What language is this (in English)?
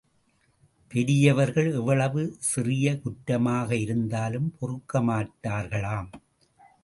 Tamil